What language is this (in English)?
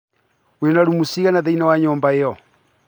Kikuyu